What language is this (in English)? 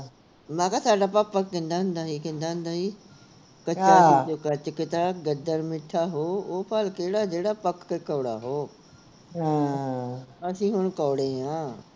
Punjabi